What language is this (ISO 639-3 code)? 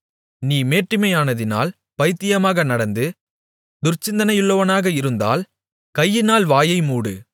tam